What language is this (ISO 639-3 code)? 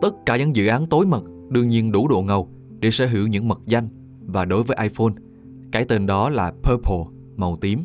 vie